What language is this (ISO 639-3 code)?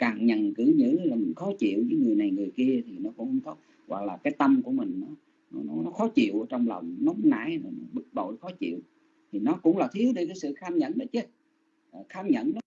vie